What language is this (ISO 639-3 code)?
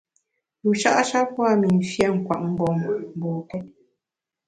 bax